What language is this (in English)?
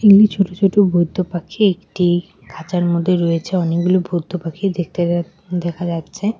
Bangla